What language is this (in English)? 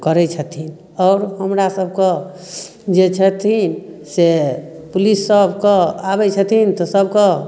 Maithili